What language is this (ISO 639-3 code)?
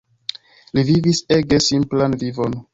epo